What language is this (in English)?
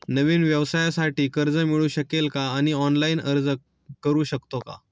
Marathi